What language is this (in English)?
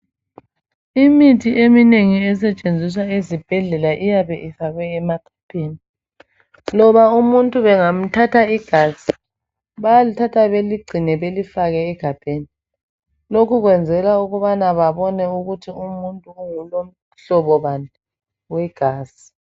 North Ndebele